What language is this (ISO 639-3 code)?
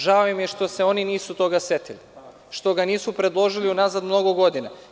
srp